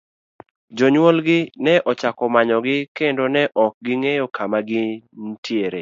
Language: Luo (Kenya and Tanzania)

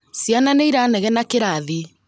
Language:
Kikuyu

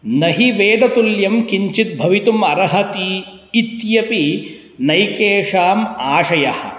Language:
Sanskrit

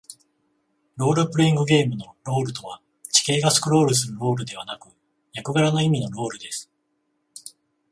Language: Japanese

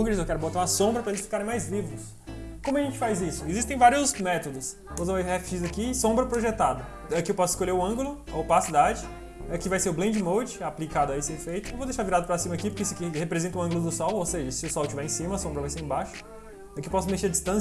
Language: Portuguese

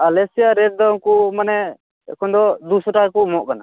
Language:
Santali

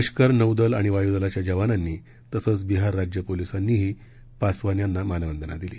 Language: Marathi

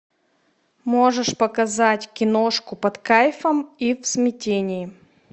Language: Russian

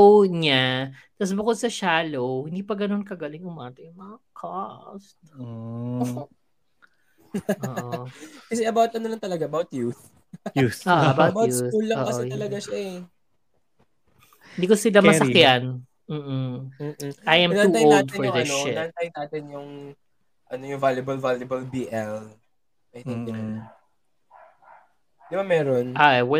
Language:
Filipino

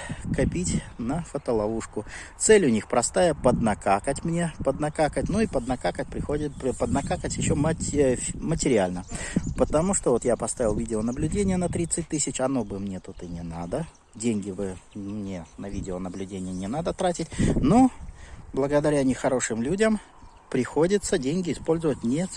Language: Russian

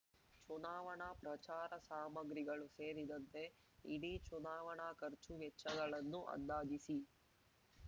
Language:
Kannada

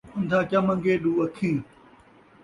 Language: Saraiki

